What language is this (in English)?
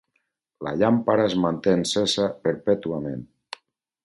Catalan